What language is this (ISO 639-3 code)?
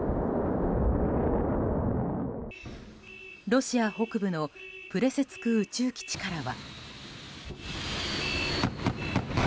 jpn